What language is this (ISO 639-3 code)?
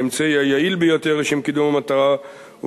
heb